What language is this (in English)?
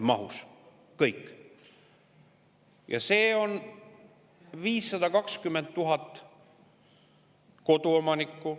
Estonian